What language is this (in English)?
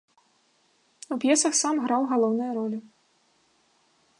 Belarusian